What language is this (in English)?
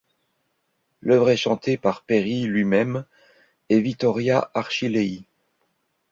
French